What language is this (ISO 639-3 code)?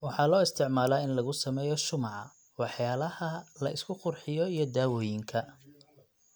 som